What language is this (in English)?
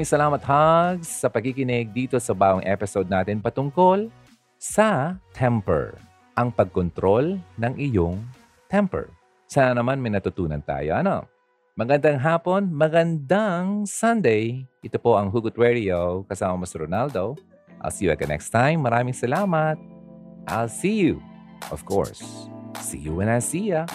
Filipino